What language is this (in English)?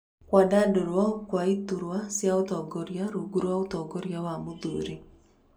Kikuyu